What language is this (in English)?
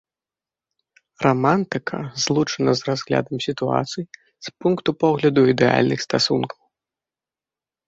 Belarusian